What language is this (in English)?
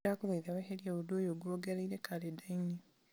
Kikuyu